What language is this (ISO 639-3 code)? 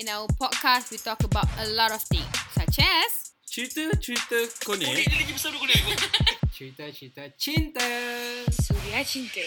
msa